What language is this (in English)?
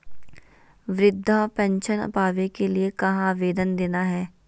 Magahi